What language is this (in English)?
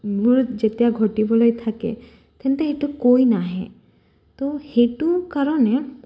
Assamese